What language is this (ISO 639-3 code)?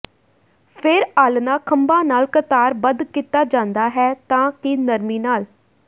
pan